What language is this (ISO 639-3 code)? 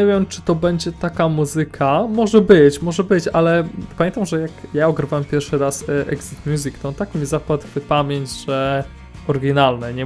pol